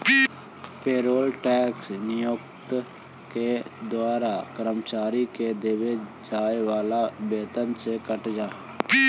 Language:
Magahi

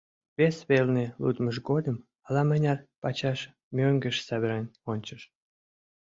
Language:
Mari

